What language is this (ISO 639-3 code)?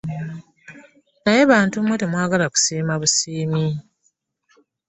lug